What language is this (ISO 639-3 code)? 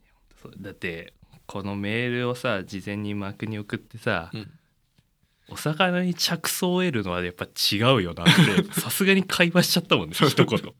jpn